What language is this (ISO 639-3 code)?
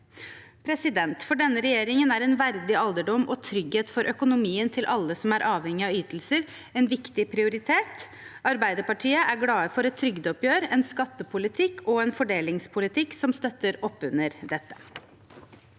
nor